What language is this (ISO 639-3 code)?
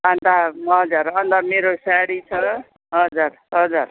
nep